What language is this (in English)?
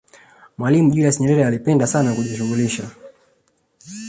Swahili